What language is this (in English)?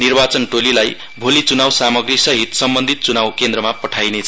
Nepali